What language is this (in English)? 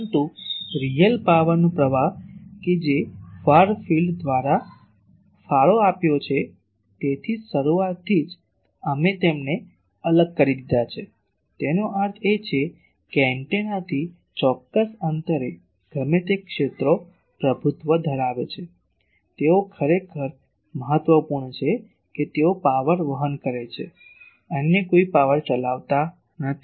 Gujarati